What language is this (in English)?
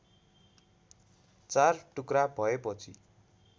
Nepali